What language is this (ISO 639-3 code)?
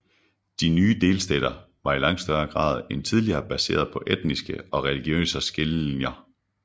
dan